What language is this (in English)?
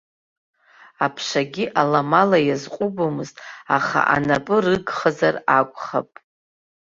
Abkhazian